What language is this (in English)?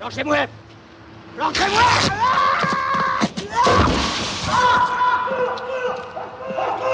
French